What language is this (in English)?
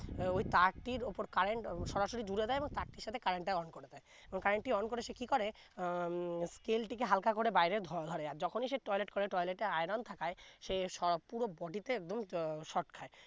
Bangla